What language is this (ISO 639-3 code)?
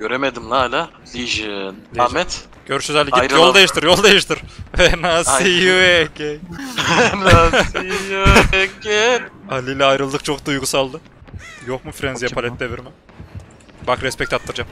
tur